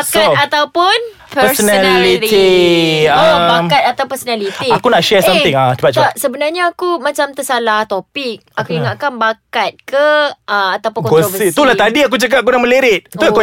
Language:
Malay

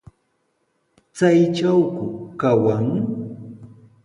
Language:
Sihuas Ancash Quechua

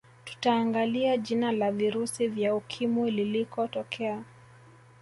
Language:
Swahili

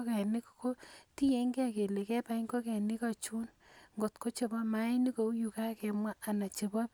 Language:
Kalenjin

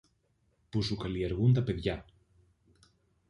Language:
Greek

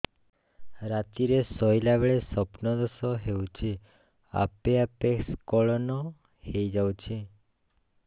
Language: Odia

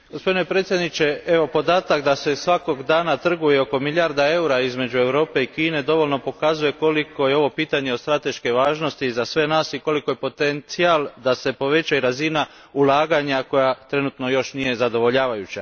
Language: Croatian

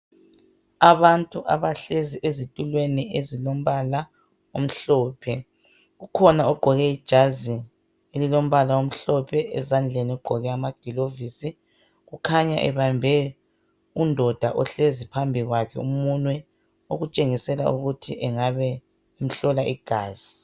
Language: North Ndebele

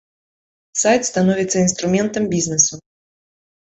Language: Belarusian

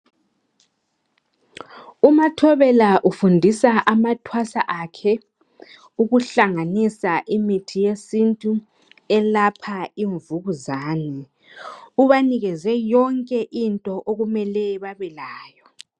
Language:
North Ndebele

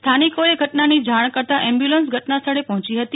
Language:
Gujarati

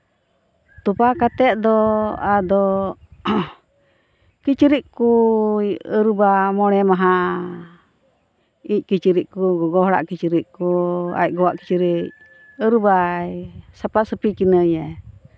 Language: Santali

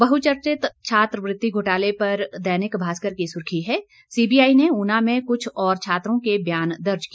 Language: Hindi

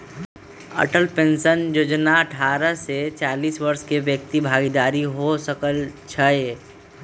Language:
Magahi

